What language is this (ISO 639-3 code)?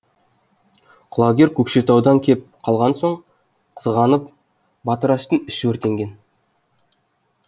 kaz